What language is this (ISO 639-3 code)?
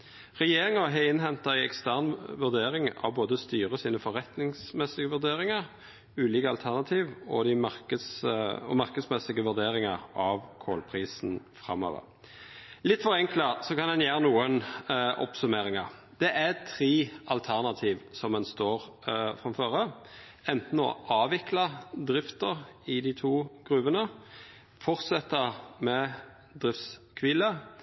nno